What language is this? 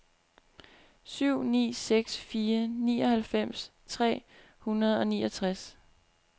Danish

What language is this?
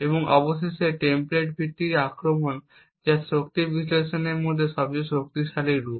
Bangla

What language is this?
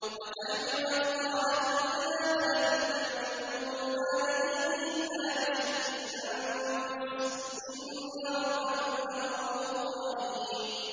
Arabic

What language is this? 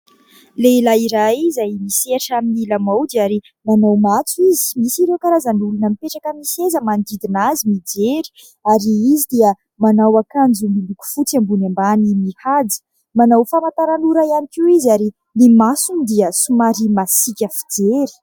Malagasy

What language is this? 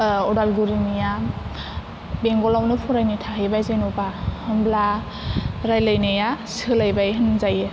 Bodo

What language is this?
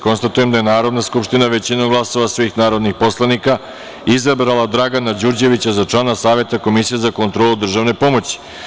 Serbian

